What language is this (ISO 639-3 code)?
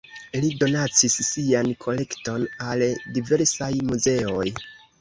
epo